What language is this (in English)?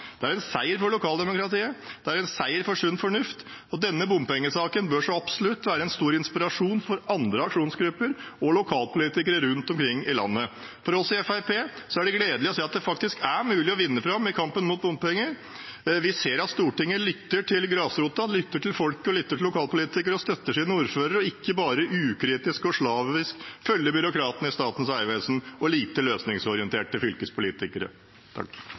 Norwegian Bokmål